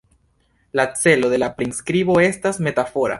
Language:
Esperanto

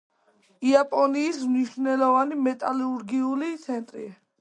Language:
Georgian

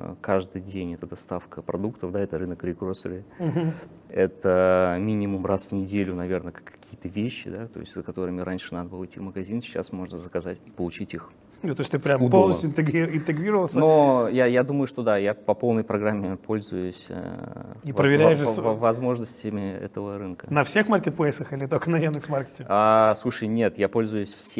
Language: Russian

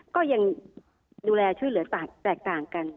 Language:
Thai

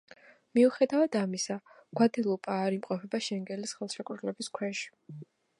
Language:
Georgian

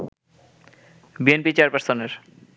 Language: Bangla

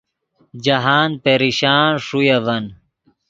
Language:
Yidgha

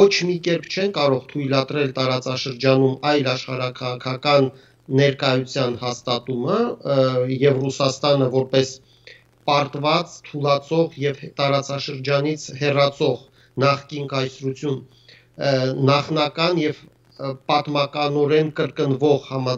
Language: Romanian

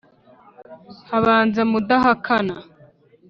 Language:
Kinyarwanda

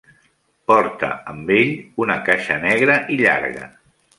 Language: Catalan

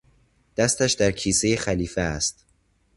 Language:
Persian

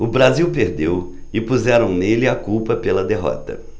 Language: Portuguese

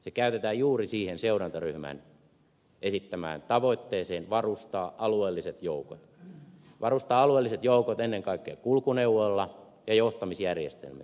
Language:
Finnish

